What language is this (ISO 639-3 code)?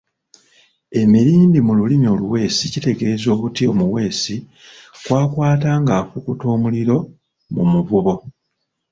lug